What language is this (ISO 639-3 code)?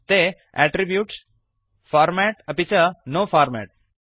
san